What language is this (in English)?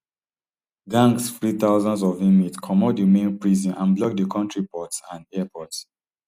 Nigerian Pidgin